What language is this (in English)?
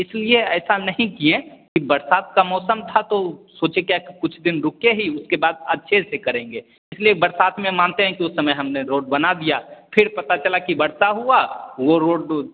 Hindi